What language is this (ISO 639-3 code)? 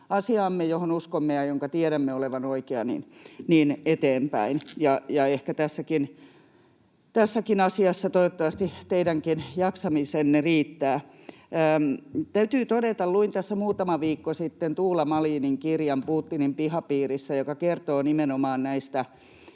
fin